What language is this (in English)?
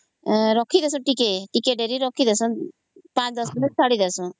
Odia